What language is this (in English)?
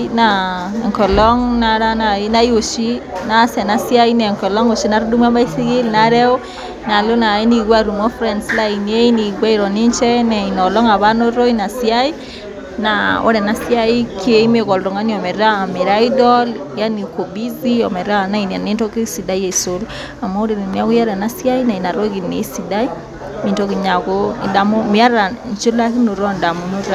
Masai